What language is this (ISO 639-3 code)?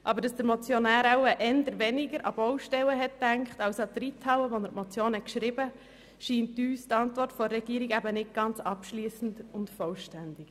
gsw